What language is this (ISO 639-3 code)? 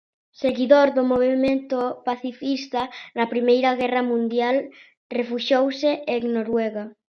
glg